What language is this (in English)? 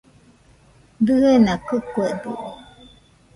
Nüpode Huitoto